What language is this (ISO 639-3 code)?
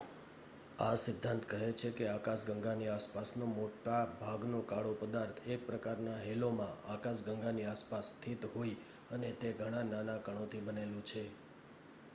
guj